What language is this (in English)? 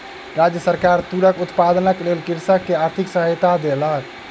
Maithili